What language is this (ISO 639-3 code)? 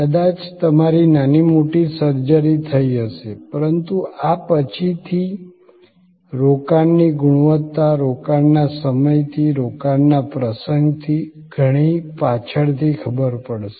guj